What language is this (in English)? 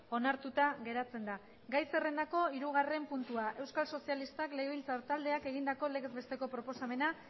Basque